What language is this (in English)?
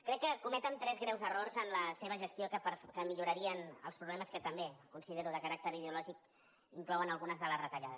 Catalan